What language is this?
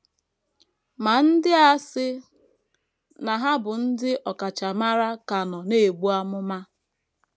Igbo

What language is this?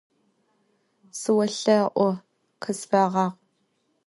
Adyghe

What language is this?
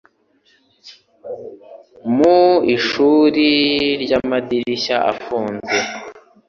Kinyarwanda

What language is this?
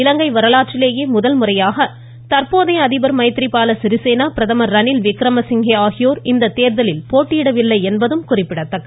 Tamil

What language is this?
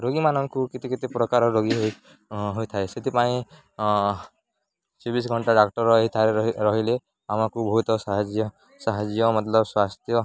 Odia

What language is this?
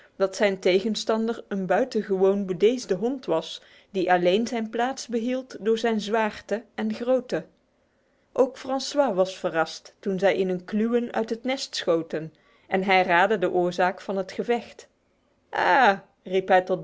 Dutch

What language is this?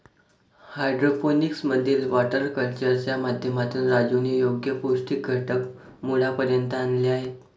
Marathi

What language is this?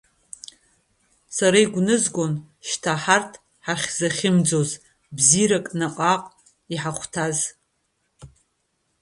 Abkhazian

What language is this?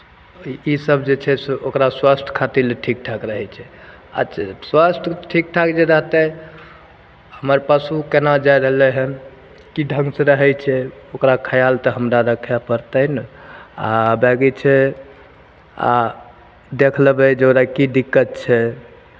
Maithili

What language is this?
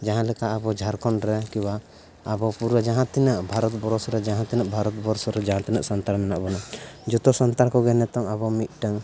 Santali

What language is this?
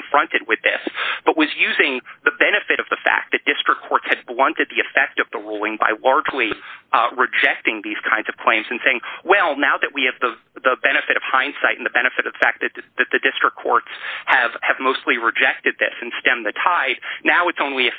English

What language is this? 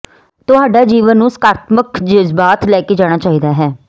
Punjabi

